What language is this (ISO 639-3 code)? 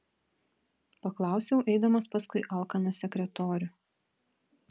lit